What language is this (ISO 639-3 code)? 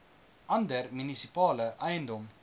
afr